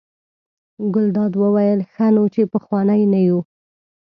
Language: Pashto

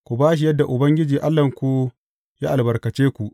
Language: Hausa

